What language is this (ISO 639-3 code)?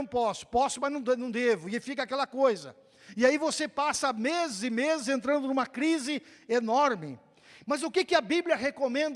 por